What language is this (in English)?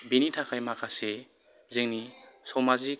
Bodo